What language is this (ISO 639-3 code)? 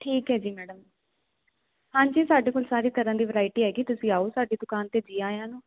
pan